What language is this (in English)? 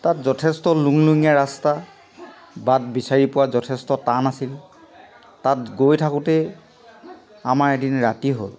Assamese